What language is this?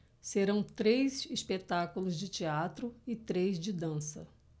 Portuguese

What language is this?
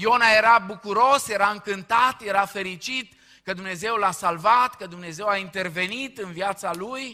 Romanian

